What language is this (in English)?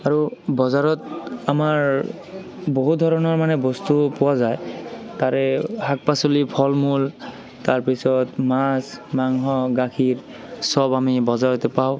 Assamese